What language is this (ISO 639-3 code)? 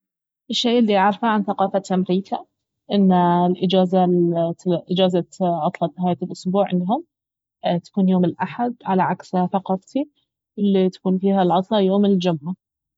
abv